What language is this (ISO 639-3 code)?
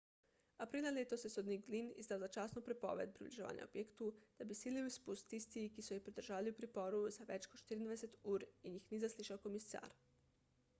slv